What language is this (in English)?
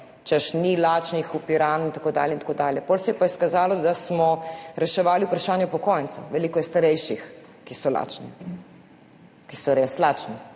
Slovenian